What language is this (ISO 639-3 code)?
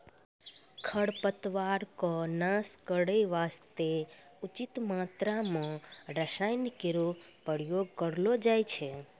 mai